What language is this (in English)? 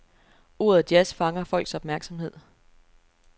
Danish